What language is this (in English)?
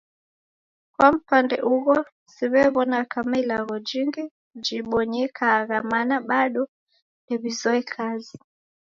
Taita